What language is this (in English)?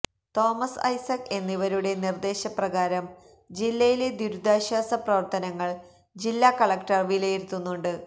Malayalam